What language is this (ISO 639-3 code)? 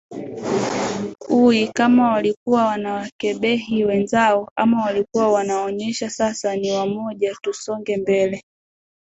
swa